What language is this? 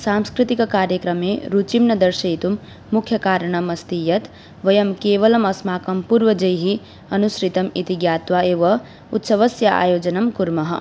Sanskrit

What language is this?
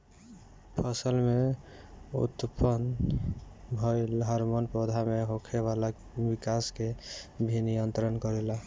Bhojpuri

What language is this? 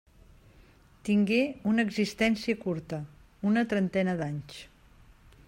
Catalan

